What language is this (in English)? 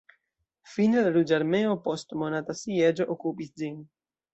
Esperanto